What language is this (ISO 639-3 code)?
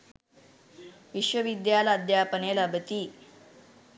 sin